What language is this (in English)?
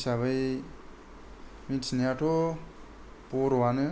Bodo